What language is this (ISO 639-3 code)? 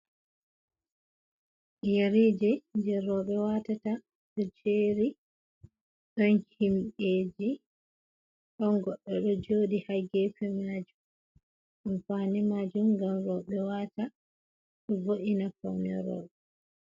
ful